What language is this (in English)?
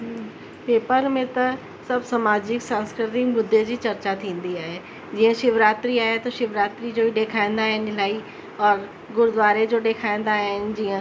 Sindhi